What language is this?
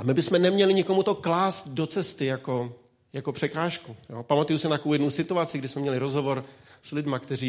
Czech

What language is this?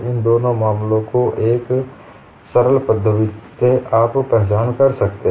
Hindi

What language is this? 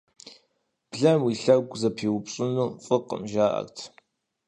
Kabardian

